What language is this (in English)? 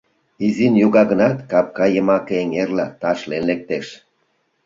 Mari